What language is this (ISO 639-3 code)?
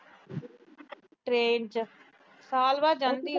pan